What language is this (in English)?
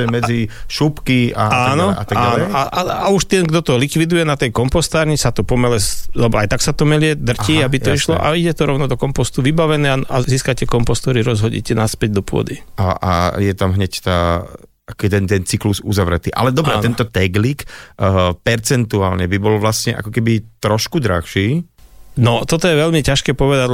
Slovak